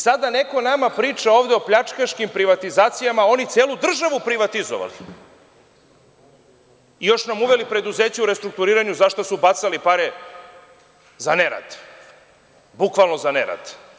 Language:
Serbian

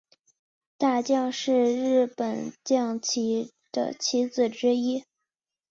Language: Chinese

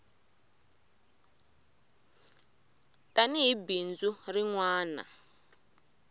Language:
Tsonga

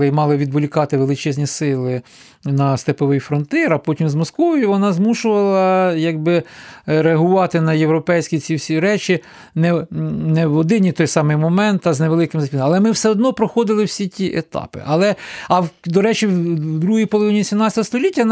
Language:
Ukrainian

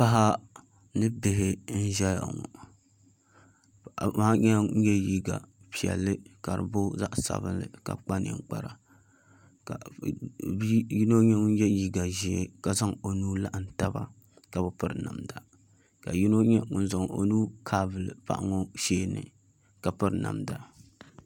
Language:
Dagbani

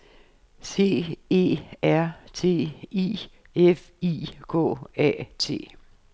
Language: Danish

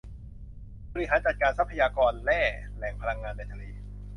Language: Thai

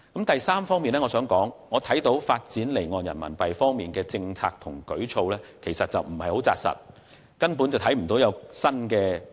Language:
Cantonese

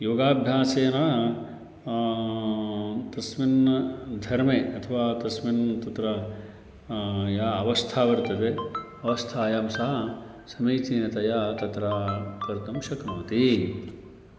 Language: Sanskrit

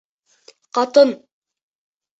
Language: Bashkir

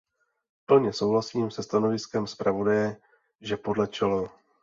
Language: Czech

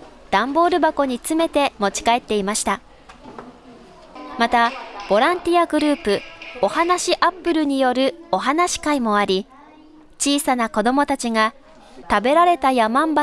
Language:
Japanese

